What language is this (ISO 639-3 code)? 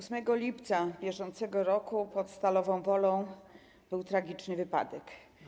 pol